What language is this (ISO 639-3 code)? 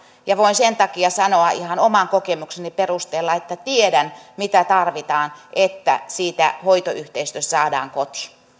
fin